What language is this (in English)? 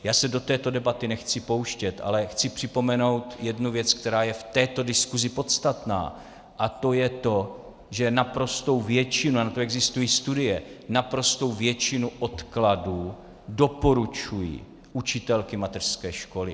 Czech